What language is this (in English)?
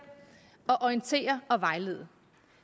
Danish